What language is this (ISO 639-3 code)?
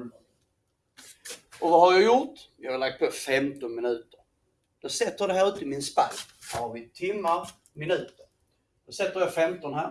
swe